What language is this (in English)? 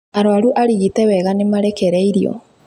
Kikuyu